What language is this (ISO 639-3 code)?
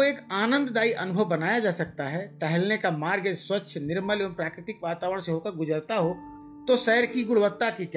hin